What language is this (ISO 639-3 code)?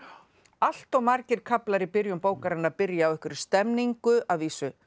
isl